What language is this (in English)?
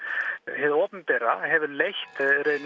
Icelandic